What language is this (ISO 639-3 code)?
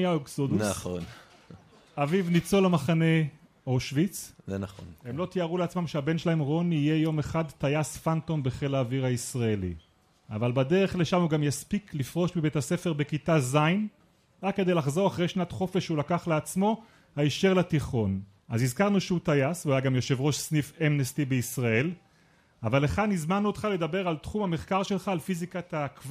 heb